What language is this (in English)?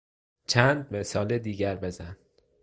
Persian